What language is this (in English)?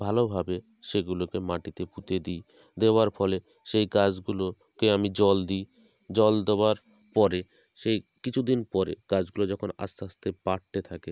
Bangla